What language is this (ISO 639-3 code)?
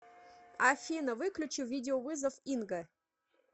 rus